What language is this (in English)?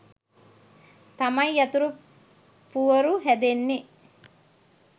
Sinhala